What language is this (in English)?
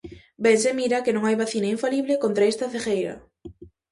Galician